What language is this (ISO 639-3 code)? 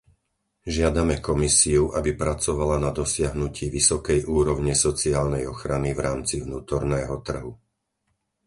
slk